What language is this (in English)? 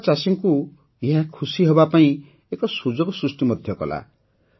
Odia